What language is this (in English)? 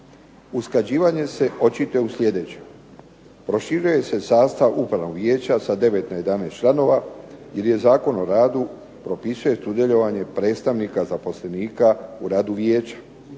Croatian